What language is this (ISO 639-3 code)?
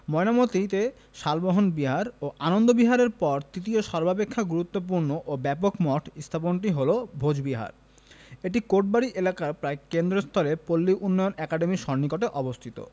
ben